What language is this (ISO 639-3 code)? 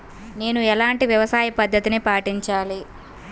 tel